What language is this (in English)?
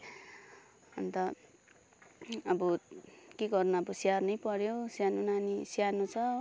Nepali